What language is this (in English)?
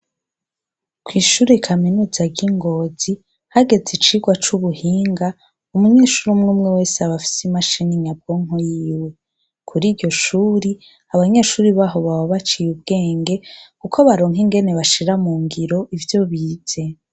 Rundi